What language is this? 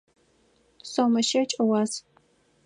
Adyghe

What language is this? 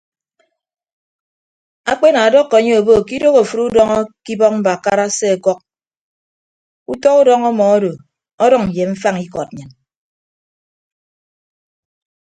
Ibibio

